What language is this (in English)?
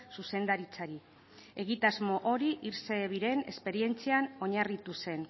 Basque